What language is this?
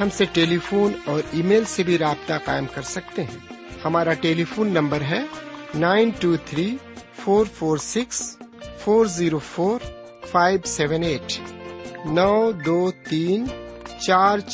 Urdu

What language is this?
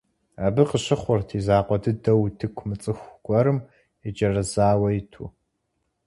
Kabardian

